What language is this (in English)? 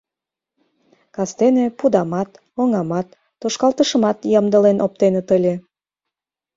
Mari